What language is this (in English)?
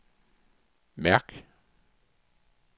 Danish